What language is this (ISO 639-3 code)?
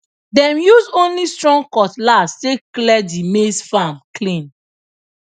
pcm